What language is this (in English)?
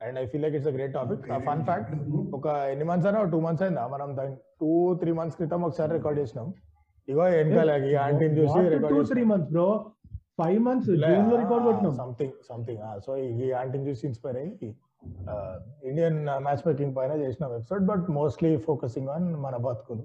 Telugu